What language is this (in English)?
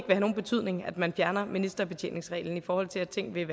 Danish